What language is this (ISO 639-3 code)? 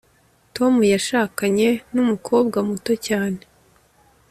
kin